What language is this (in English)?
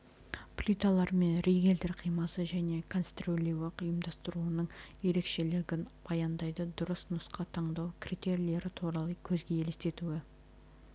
Kazakh